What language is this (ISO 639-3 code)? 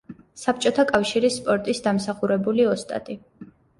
kat